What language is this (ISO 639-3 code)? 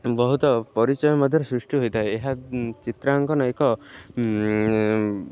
ori